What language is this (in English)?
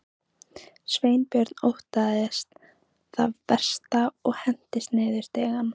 Icelandic